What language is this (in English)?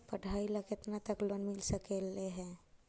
Magahi